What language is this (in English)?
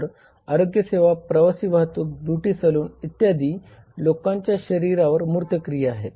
Marathi